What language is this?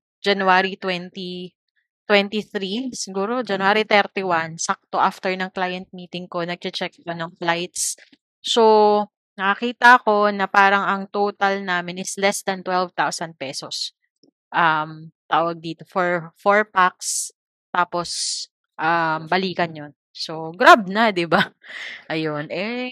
Filipino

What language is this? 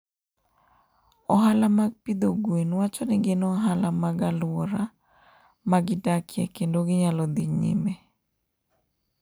Luo (Kenya and Tanzania)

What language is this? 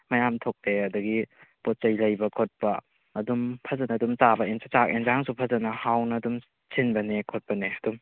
Manipuri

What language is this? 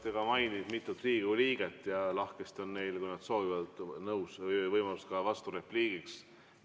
Estonian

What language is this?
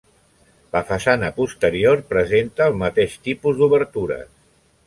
Catalan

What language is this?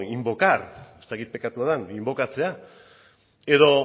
Basque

